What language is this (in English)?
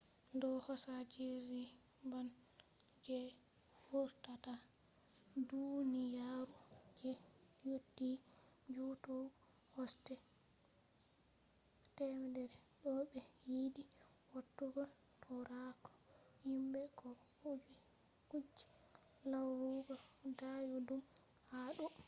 Fula